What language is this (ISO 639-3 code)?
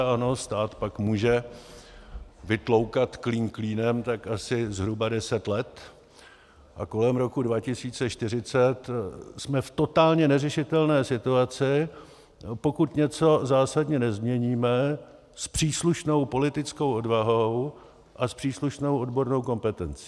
ces